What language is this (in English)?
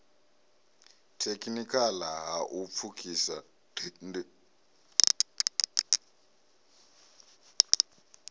Venda